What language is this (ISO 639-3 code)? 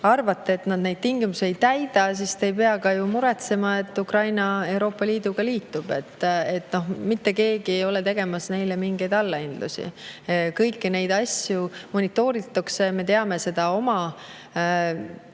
est